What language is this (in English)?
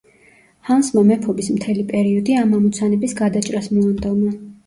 Georgian